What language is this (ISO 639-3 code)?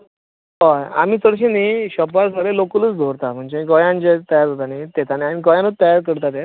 kok